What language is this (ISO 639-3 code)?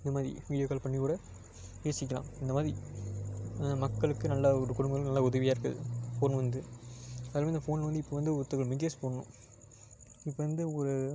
tam